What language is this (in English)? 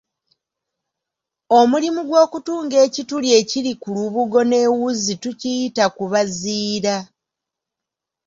Ganda